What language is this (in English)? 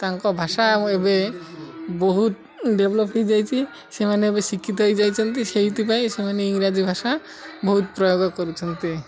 Odia